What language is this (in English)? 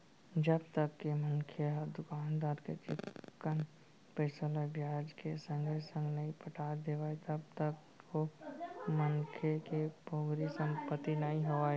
Chhattisgarhi